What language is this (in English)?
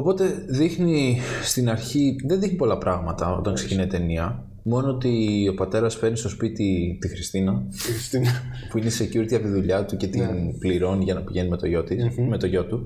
Greek